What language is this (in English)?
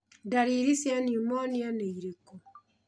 Kikuyu